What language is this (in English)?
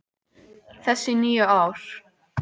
Icelandic